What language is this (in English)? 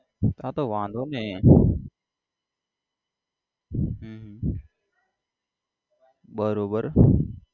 Gujarati